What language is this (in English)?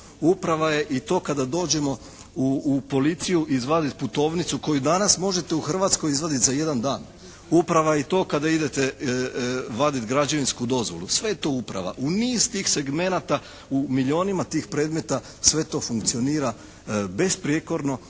Croatian